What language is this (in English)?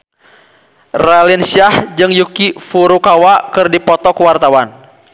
Sundanese